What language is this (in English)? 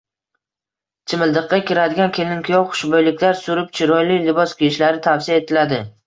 Uzbek